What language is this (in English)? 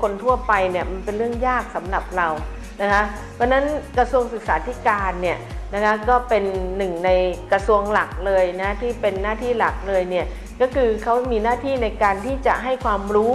Thai